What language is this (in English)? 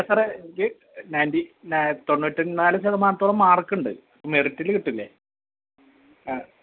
Malayalam